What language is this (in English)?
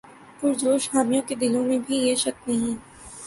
Urdu